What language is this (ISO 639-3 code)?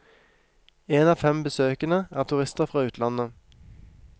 nor